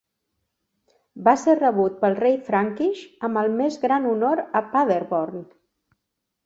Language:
Catalan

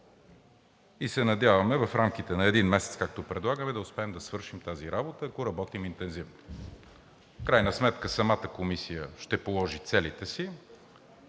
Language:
Bulgarian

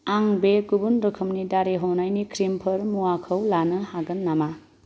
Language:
Bodo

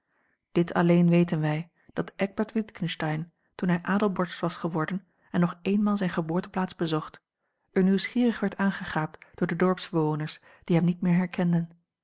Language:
Dutch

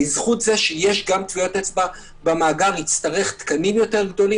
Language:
Hebrew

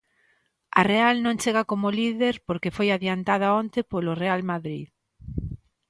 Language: Galician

